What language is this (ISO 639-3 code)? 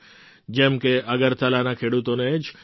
guj